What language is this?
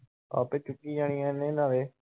Punjabi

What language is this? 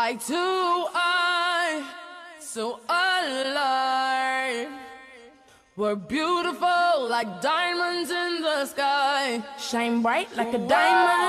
Arabic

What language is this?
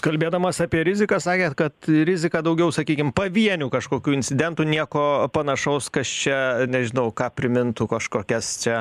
Lithuanian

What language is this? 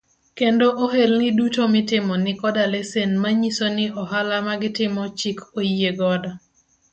Luo (Kenya and Tanzania)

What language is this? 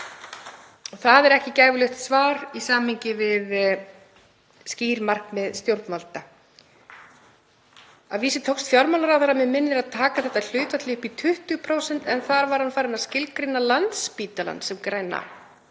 Icelandic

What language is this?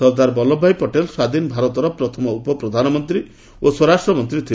Odia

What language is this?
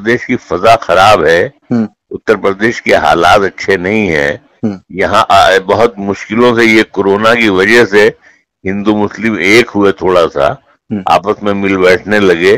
Hindi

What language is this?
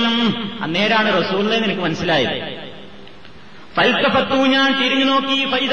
Malayalam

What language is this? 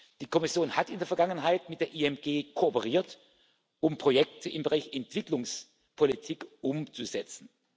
German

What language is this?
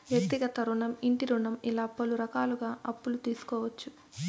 Telugu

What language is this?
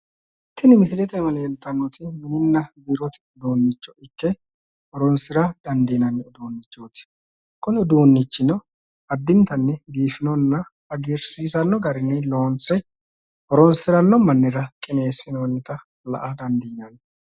Sidamo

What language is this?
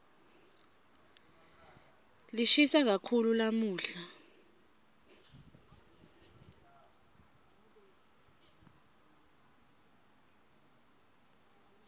Swati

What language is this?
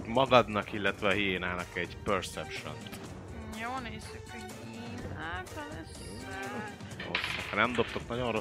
Hungarian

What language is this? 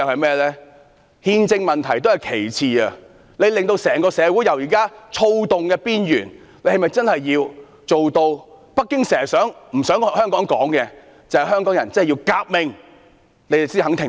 Cantonese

